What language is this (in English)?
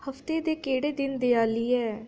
Dogri